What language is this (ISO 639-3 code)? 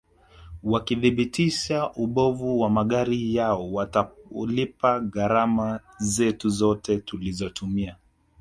swa